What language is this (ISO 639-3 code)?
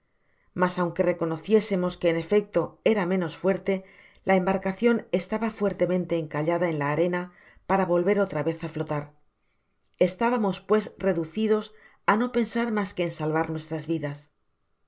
spa